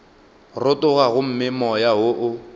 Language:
Northern Sotho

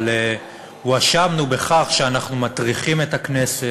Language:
Hebrew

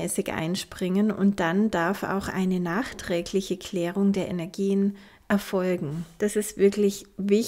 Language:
German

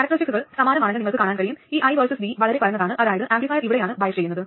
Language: Malayalam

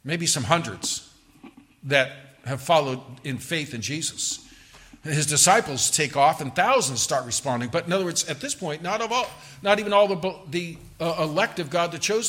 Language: English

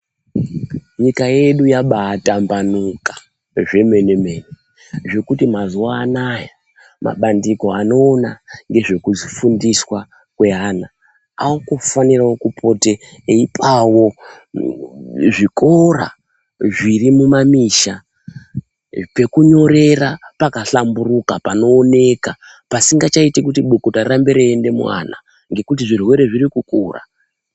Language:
Ndau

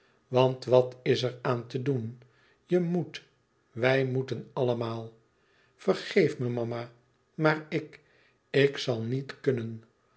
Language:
Dutch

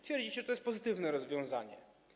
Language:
Polish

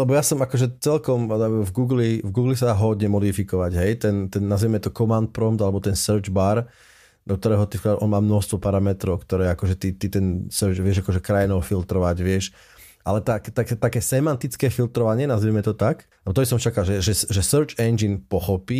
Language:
Slovak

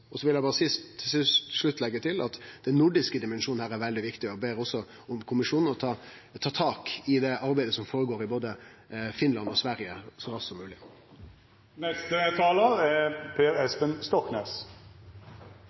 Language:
Norwegian Nynorsk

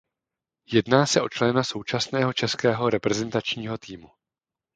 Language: Czech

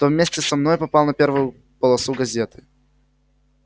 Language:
Russian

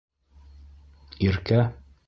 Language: Bashkir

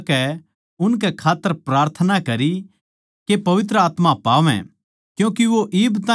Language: Haryanvi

